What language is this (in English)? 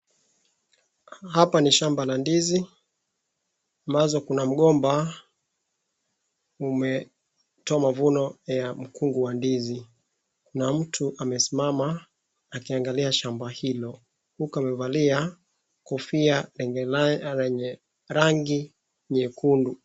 Swahili